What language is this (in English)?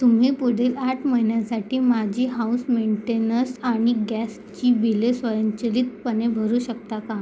Marathi